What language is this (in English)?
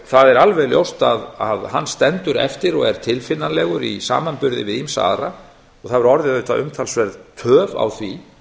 Icelandic